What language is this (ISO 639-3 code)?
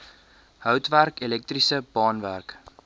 afr